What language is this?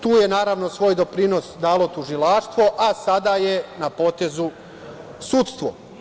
Serbian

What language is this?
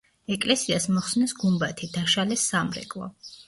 Georgian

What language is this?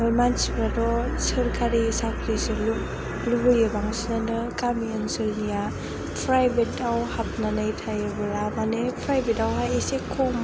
Bodo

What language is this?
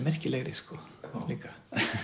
Icelandic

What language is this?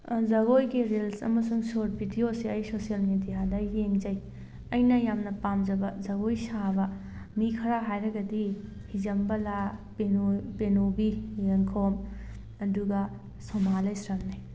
Manipuri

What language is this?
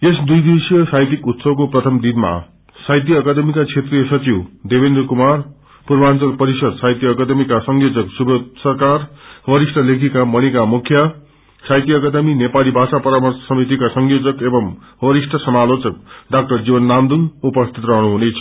Nepali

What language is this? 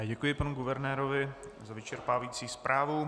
Czech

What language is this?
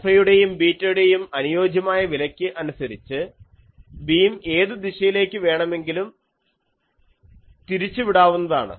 Malayalam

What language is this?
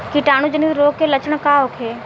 Bhojpuri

